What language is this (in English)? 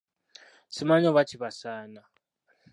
Ganda